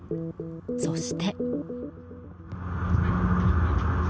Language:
Japanese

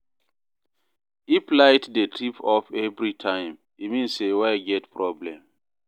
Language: Nigerian Pidgin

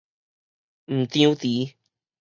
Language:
Min Nan Chinese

